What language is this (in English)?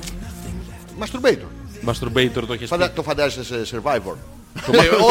Greek